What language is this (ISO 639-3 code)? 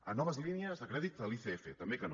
cat